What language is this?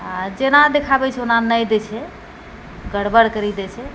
Maithili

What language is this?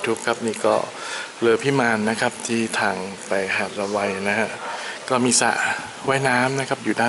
Thai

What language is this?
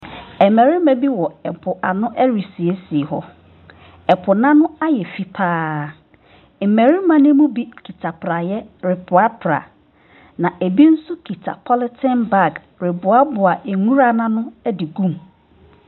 Akan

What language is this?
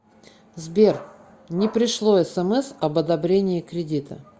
Russian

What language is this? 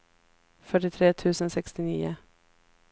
Swedish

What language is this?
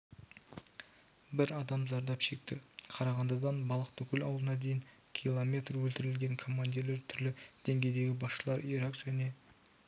Kazakh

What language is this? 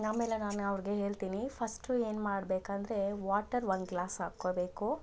Kannada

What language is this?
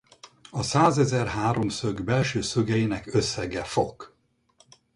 Hungarian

